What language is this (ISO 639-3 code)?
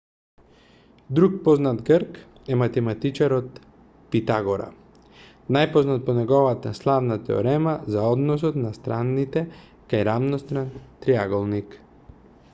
mkd